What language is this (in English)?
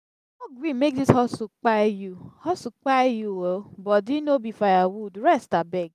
Nigerian Pidgin